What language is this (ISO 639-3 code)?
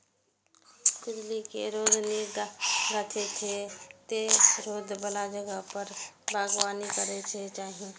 mai